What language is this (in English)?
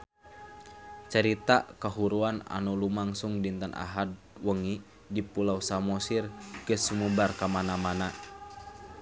Sundanese